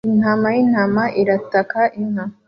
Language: Kinyarwanda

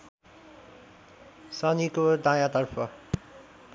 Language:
Nepali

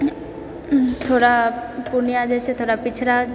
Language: Maithili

